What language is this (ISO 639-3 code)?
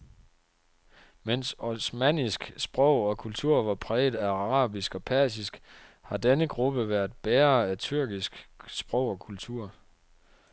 dan